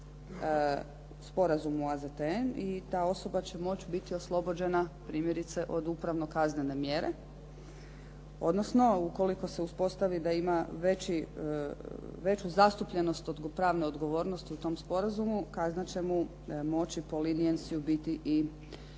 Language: Croatian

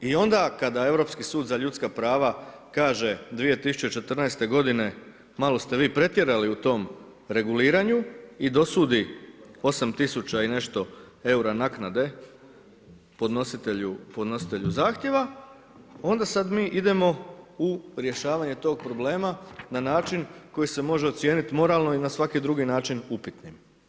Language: Croatian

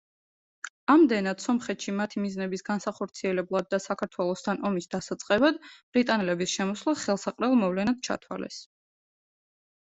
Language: Georgian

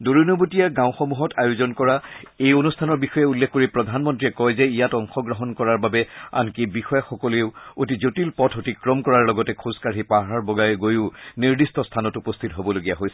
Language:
Assamese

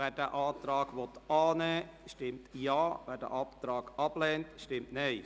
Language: Swiss German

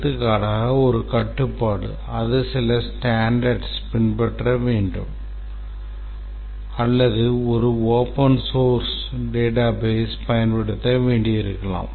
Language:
Tamil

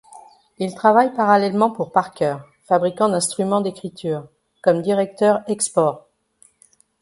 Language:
French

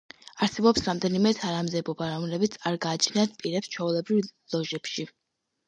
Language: Georgian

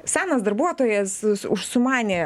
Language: Lithuanian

